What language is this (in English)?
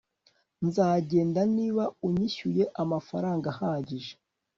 Kinyarwanda